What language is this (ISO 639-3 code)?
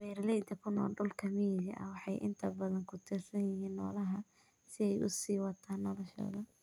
som